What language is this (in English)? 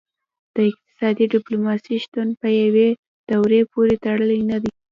Pashto